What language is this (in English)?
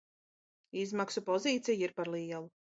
Latvian